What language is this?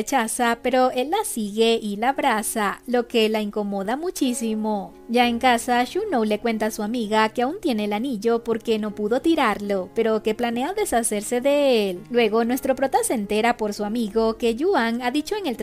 Spanish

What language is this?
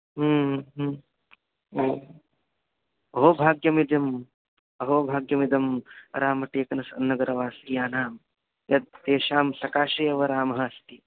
Sanskrit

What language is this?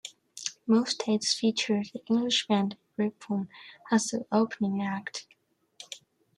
English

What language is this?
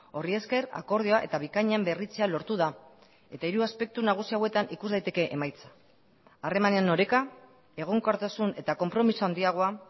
Basque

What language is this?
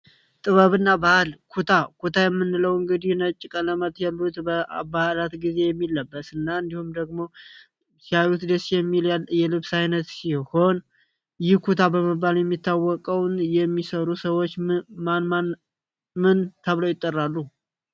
Amharic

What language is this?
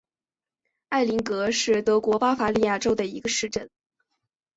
Chinese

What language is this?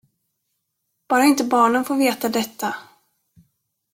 Swedish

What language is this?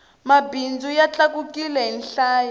Tsonga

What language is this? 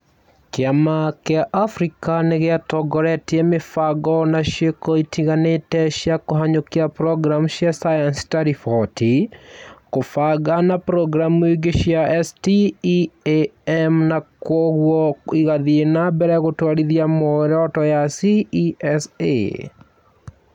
Kikuyu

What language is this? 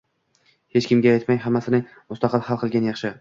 Uzbek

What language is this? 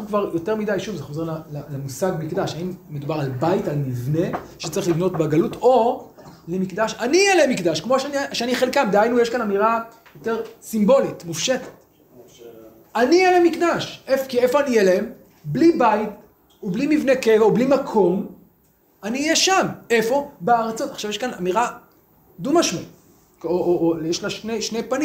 Hebrew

